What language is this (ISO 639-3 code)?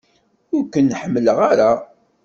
kab